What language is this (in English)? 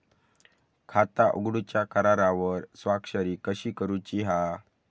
Marathi